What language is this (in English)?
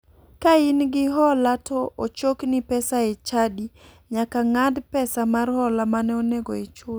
Luo (Kenya and Tanzania)